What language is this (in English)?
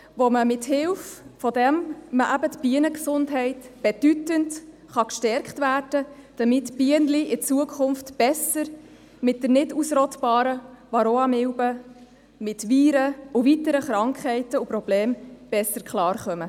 Swiss German